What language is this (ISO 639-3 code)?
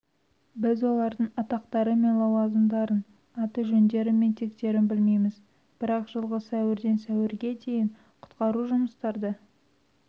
kaz